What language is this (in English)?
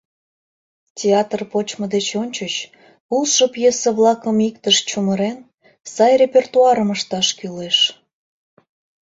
Mari